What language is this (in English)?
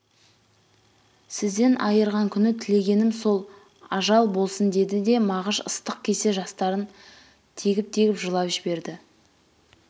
Kazakh